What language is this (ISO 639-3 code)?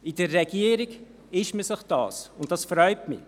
gsw